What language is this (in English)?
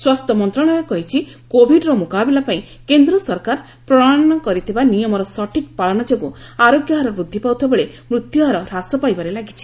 Odia